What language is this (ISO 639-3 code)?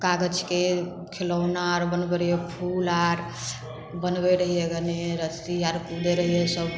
mai